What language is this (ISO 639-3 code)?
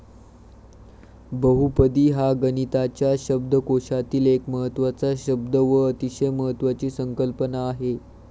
mar